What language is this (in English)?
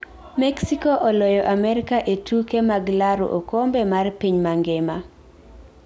Luo (Kenya and Tanzania)